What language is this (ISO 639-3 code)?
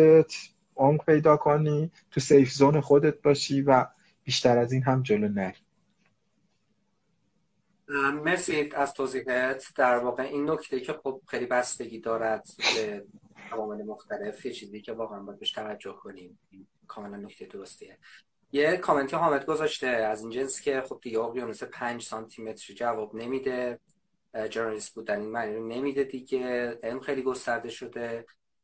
fas